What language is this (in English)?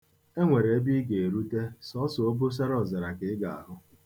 Igbo